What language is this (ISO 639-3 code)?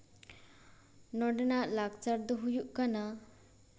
sat